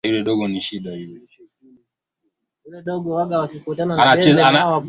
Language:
Swahili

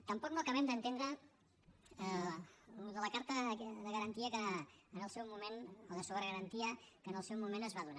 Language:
Catalan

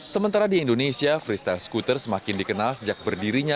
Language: Indonesian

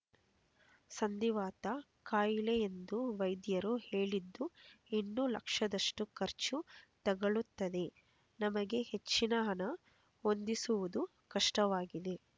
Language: Kannada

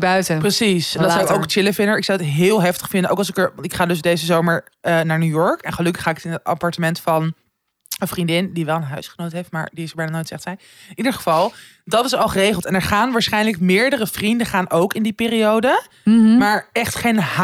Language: Dutch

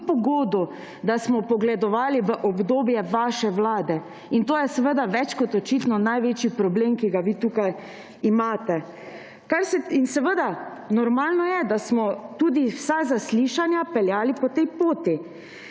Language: Slovenian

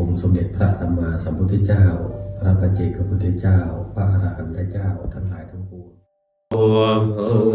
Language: Thai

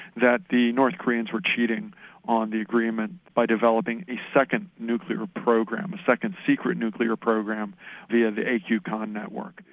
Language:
English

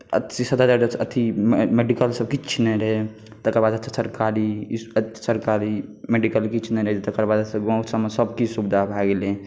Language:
Maithili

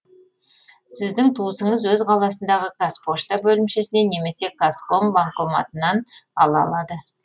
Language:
Kazakh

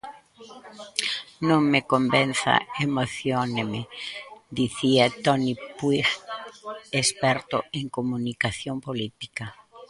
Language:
Galician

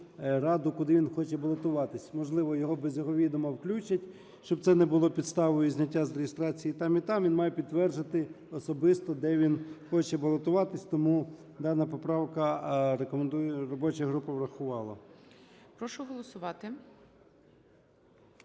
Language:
Ukrainian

